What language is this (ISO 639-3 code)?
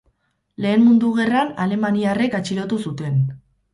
eus